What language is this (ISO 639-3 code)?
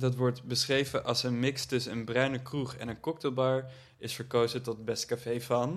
nld